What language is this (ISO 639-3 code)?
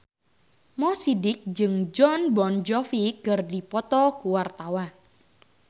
sun